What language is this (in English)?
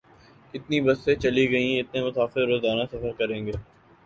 Urdu